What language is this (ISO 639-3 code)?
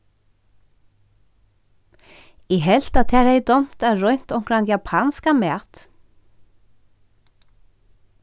fao